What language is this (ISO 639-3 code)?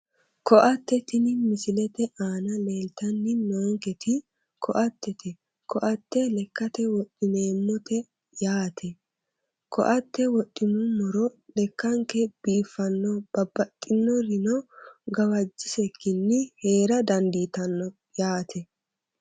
sid